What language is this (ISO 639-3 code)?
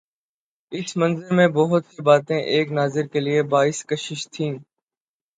urd